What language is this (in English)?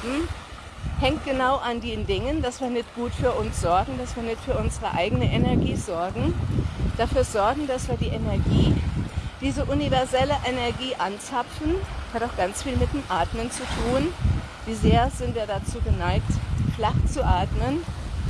German